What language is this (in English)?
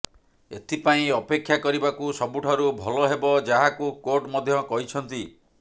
Odia